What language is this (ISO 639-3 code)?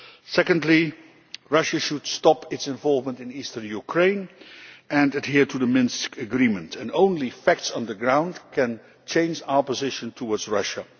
eng